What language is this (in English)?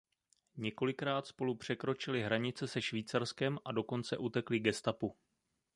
Czech